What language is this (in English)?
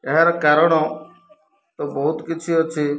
Odia